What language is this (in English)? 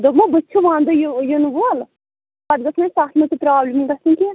Kashmiri